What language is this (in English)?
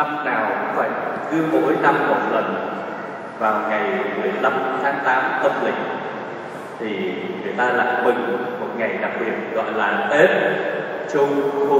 Vietnamese